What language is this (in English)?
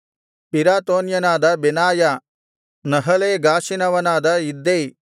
Kannada